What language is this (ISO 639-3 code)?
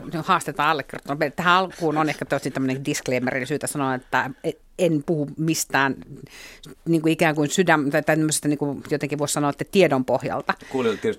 fin